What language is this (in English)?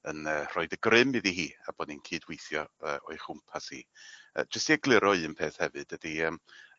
Welsh